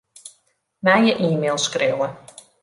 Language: Western Frisian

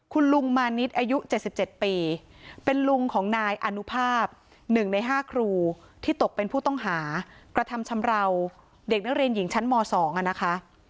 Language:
Thai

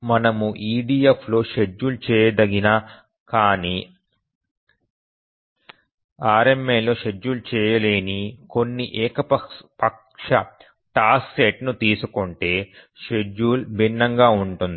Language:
Telugu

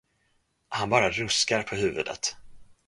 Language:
Swedish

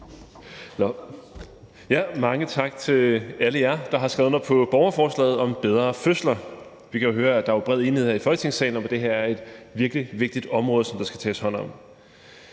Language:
Danish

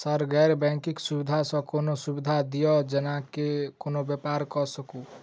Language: Maithili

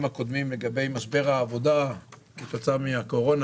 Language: Hebrew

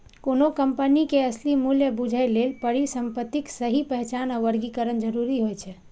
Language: Maithili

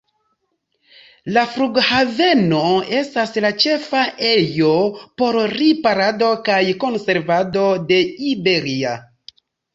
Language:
Esperanto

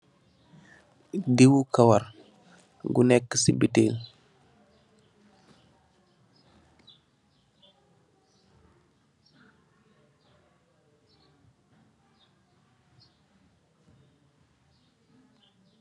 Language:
Wolof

